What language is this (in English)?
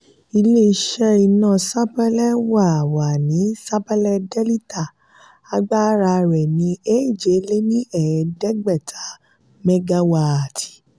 Yoruba